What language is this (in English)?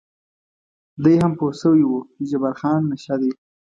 Pashto